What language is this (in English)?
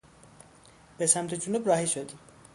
Persian